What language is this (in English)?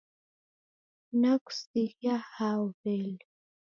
Taita